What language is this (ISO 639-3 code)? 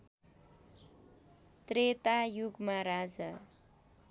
nep